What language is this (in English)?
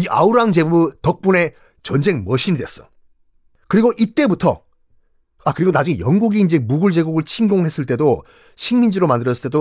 Korean